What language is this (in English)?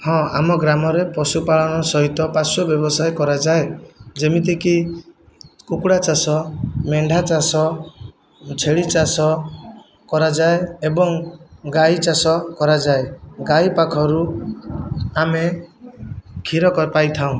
Odia